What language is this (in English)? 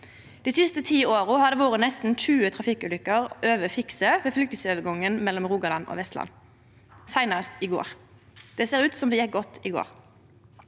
Norwegian